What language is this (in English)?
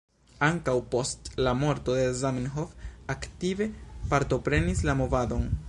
Esperanto